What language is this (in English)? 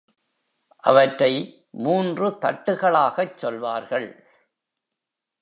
Tamil